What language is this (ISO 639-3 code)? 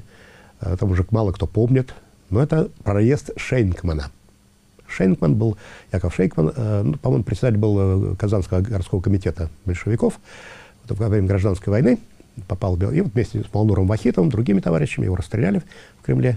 rus